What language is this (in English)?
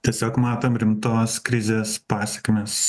Lithuanian